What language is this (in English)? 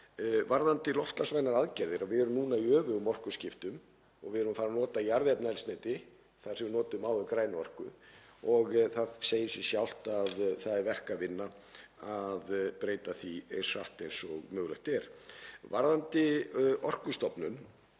Icelandic